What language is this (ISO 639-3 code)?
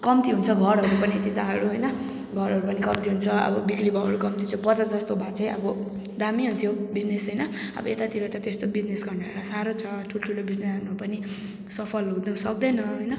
nep